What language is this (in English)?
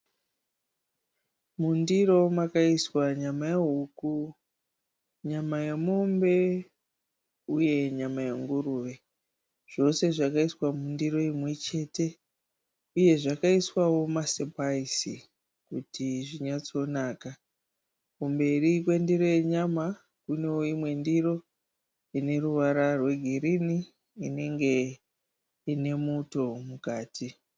Shona